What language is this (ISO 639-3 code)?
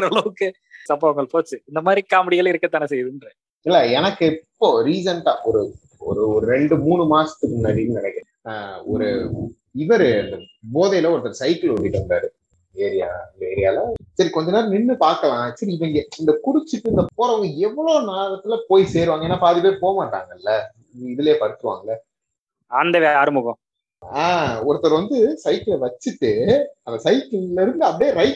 tam